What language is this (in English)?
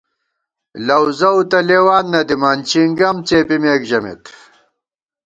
Gawar-Bati